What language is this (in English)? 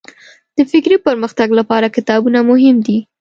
Pashto